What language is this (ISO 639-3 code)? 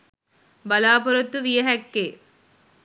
sin